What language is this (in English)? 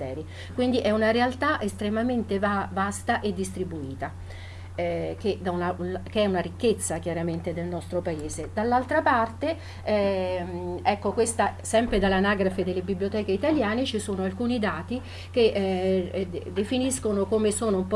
Italian